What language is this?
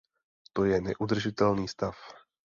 Czech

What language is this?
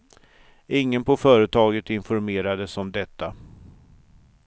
Swedish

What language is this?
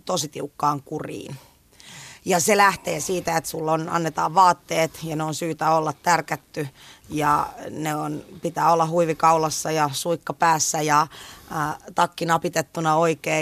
Finnish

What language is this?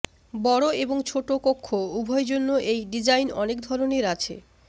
Bangla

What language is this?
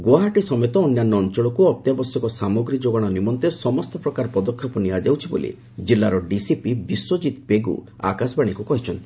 Odia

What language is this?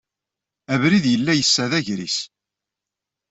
Kabyle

